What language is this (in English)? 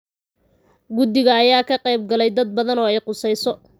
Somali